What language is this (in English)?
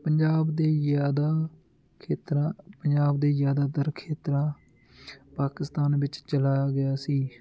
Punjabi